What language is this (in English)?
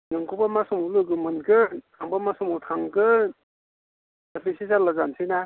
Bodo